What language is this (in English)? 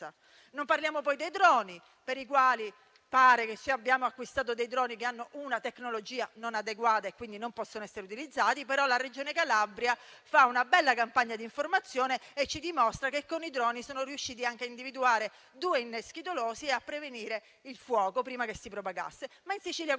Italian